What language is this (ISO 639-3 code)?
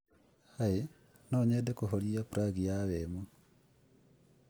kik